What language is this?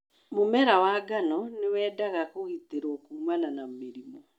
Kikuyu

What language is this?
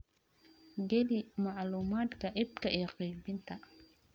Somali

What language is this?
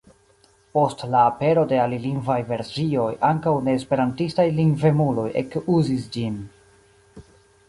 Esperanto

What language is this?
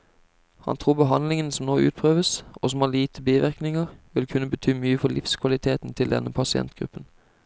Norwegian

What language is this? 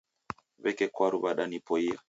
Taita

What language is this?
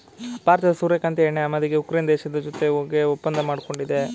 Kannada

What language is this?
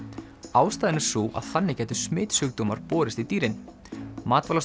Icelandic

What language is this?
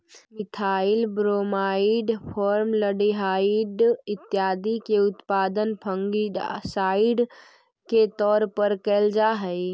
Magahi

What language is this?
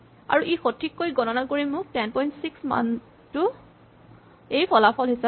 Assamese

